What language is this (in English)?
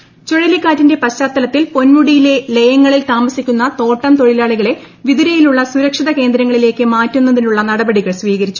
Malayalam